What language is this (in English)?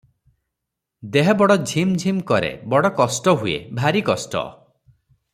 Odia